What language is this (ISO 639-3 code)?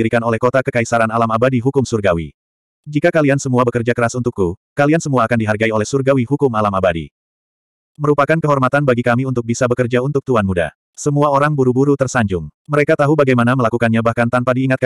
ind